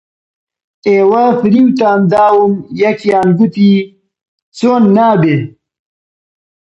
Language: Central Kurdish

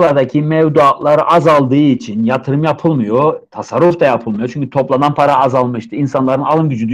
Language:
Turkish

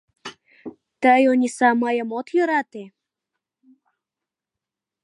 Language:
Mari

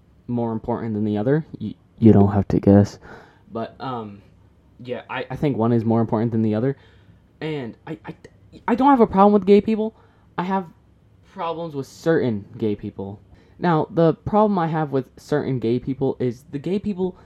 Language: English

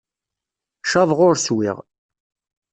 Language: Kabyle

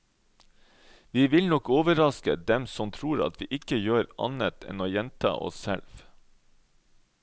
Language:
Norwegian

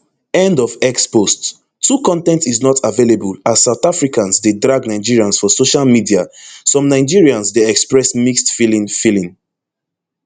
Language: Nigerian Pidgin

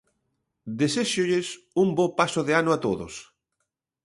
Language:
Galician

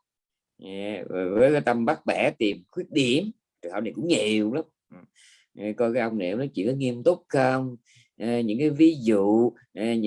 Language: Vietnamese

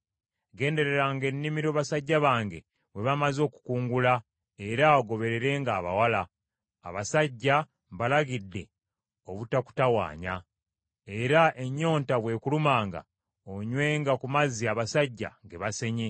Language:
Ganda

